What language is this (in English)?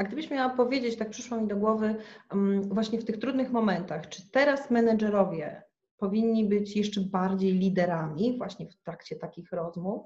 Polish